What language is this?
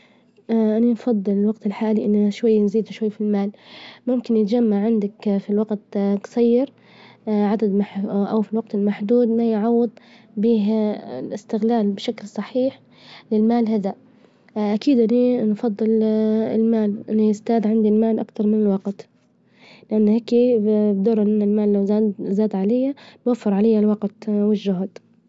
Libyan Arabic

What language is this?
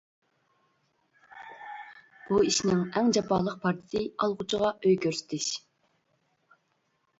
Uyghur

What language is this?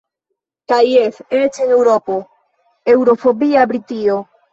Esperanto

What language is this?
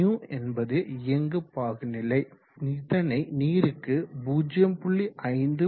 Tamil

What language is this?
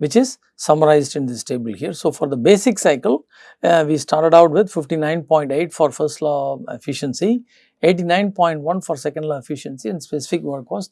English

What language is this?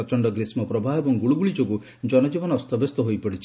Odia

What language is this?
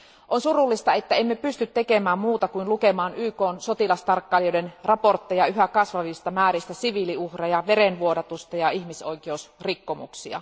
Finnish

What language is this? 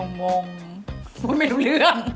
Thai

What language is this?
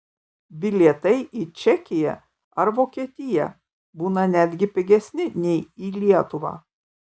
Lithuanian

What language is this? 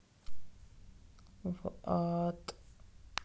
Russian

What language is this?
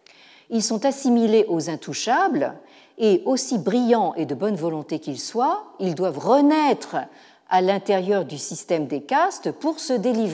French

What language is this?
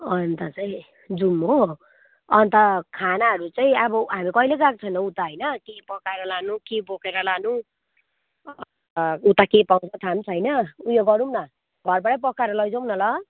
Nepali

